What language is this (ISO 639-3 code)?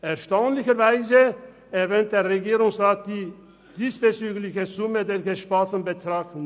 gsw